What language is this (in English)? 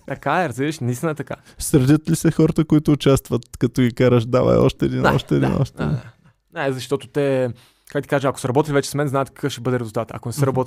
Bulgarian